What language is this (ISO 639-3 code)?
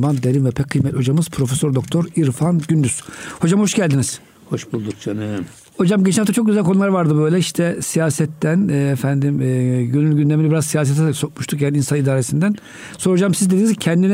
tur